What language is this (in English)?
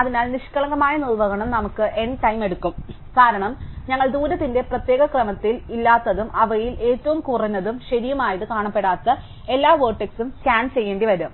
Malayalam